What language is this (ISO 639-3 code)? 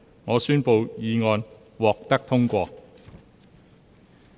yue